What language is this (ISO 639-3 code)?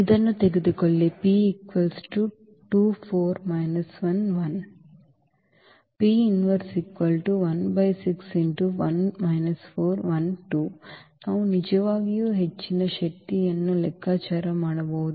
kan